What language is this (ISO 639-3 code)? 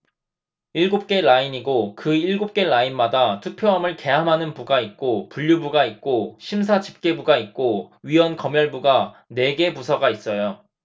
kor